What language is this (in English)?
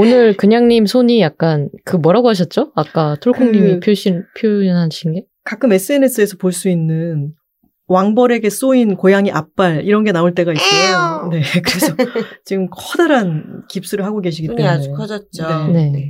Korean